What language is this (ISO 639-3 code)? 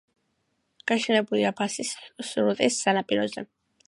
kat